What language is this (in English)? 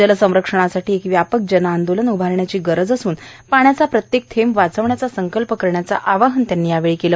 Marathi